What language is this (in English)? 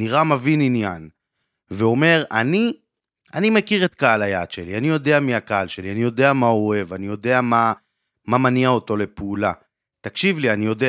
Hebrew